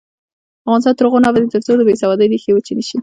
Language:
Pashto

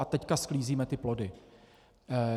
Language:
Czech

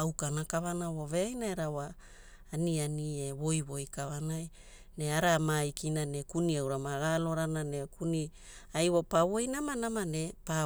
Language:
Hula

